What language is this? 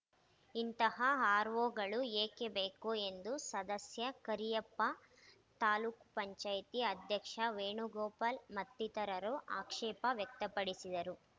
Kannada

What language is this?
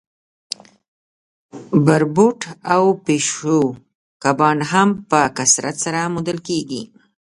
Pashto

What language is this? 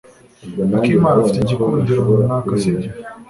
Kinyarwanda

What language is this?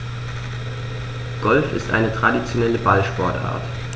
German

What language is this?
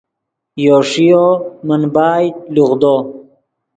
Yidgha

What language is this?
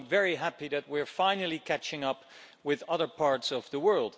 English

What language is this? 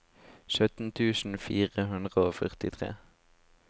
Norwegian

